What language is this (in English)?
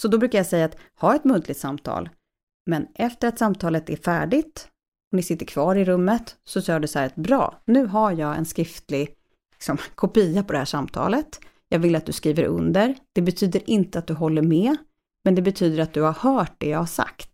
Swedish